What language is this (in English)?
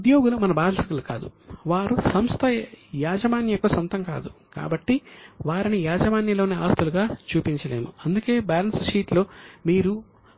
Telugu